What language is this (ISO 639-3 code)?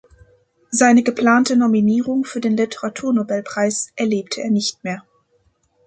deu